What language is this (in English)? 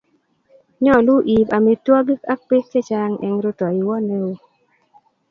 Kalenjin